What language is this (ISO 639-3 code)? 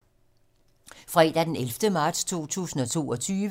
dan